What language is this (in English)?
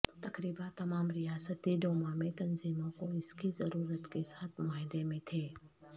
Urdu